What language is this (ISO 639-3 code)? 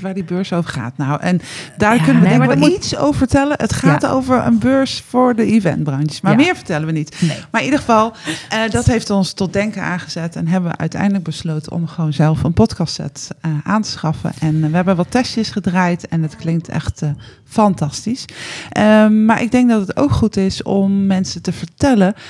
nld